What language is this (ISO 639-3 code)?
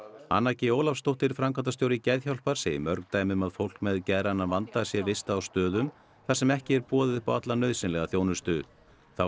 isl